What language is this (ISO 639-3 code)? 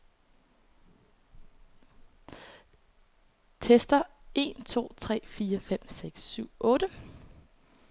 dan